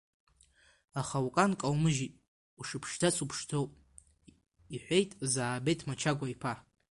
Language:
Abkhazian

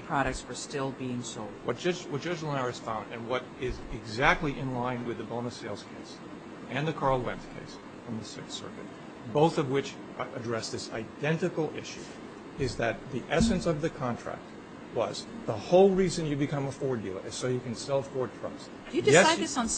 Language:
English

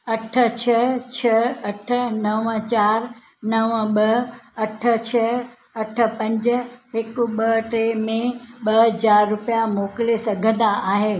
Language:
Sindhi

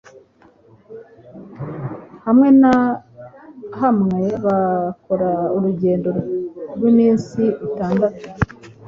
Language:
Kinyarwanda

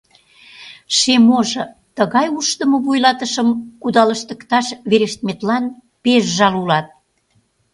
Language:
Mari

